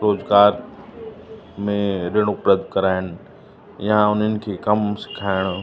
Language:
Sindhi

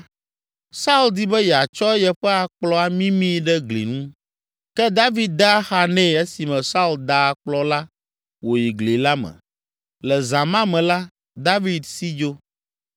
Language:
Ewe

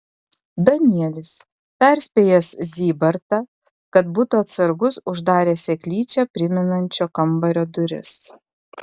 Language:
Lithuanian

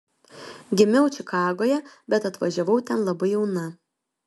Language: Lithuanian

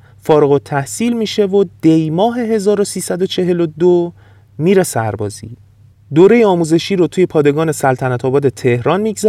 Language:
Persian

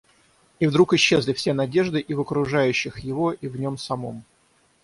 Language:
Russian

